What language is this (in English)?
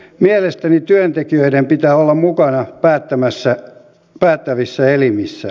Finnish